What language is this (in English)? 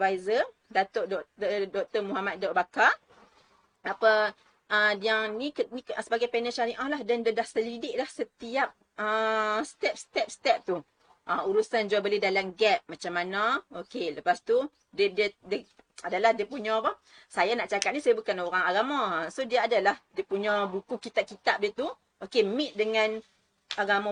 Malay